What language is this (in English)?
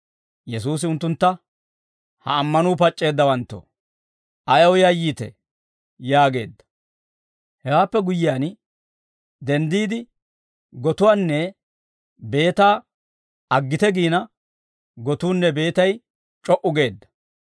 Dawro